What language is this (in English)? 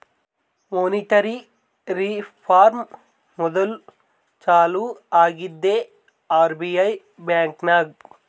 Kannada